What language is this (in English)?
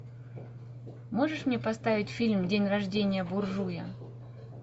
Russian